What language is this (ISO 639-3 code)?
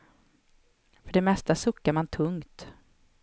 swe